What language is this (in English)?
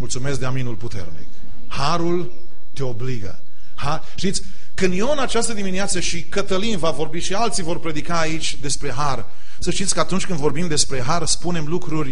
Romanian